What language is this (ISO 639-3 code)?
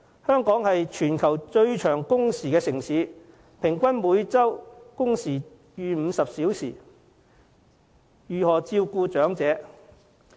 yue